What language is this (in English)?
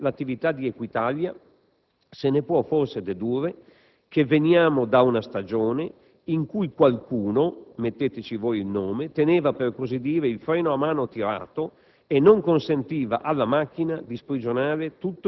Italian